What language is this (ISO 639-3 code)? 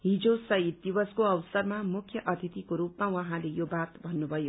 nep